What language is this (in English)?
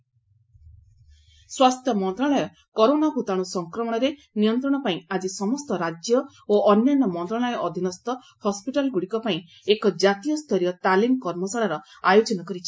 Odia